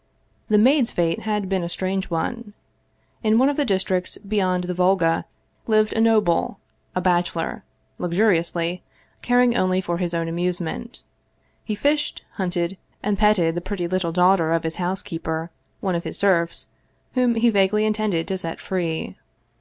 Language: English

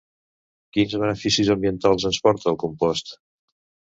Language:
Catalan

